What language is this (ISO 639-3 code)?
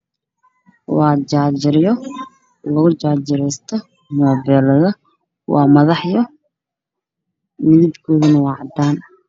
som